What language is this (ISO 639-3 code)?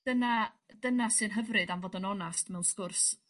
cym